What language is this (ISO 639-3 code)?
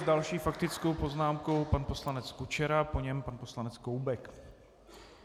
ces